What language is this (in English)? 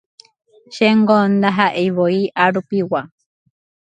Guarani